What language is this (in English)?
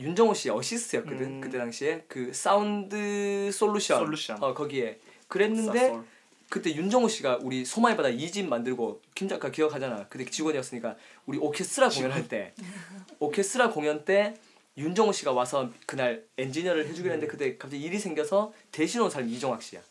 Korean